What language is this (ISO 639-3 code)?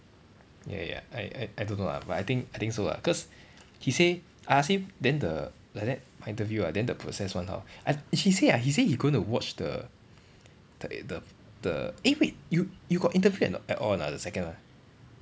eng